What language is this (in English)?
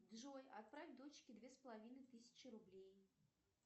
Russian